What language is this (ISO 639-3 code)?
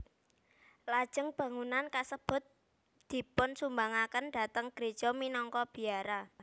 jav